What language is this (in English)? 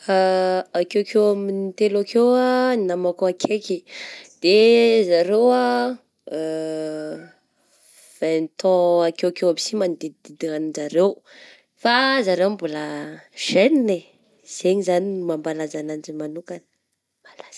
Southern Betsimisaraka Malagasy